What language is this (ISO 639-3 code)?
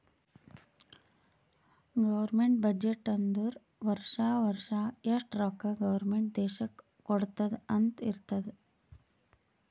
kan